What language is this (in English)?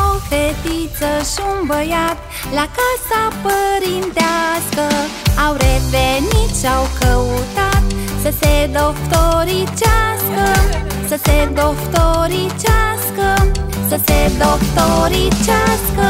Romanian